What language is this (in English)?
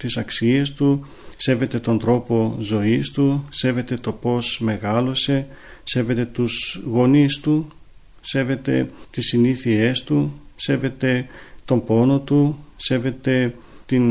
Greek